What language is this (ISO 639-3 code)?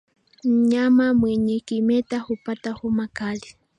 swa